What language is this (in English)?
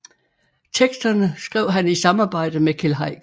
Danish